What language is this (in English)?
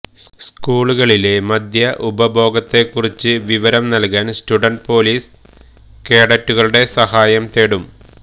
Malayalam